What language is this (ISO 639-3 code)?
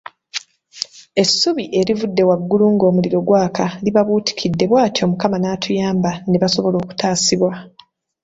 lug